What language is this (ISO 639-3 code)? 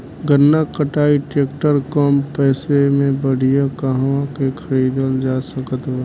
bho